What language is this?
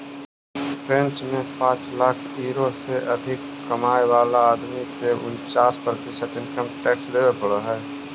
Magahi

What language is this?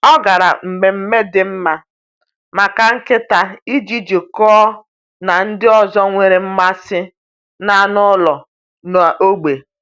Igbo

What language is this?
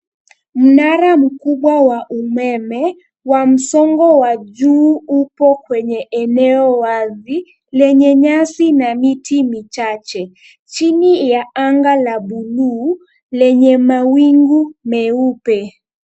Swahili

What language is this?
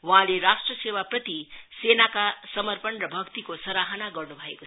Nepali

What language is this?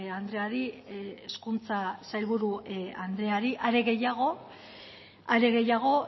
Basque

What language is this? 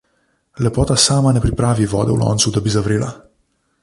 Slovenian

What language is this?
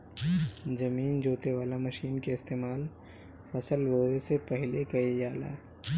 Bhojpuri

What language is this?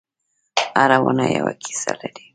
Pashto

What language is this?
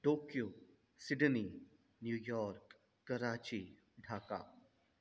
Sindhi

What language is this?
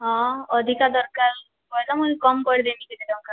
Odia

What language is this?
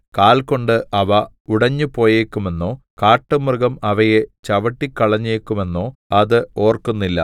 Malayalam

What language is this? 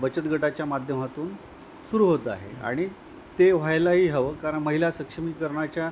Marathi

